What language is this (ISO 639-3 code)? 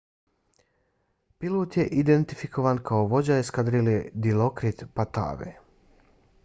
bos